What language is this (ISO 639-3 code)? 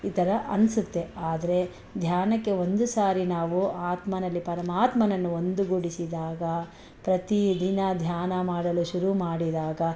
kan